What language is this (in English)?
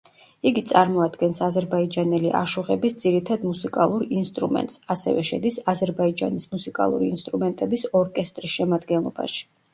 Georgian